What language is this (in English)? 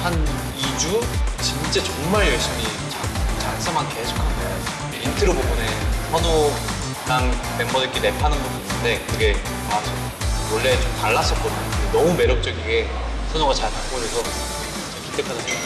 Korean